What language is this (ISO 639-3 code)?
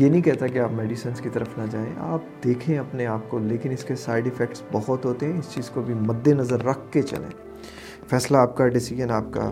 urd